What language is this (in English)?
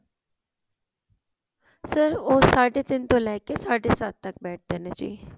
Punjabi